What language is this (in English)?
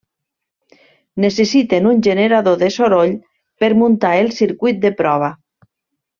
Catalan